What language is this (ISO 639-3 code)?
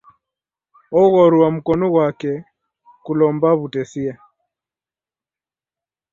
dav